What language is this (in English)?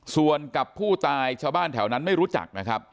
Thai